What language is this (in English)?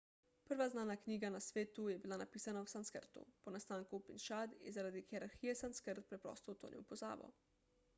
Slovenian